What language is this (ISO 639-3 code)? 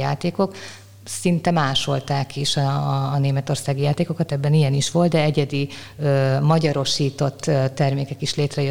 hun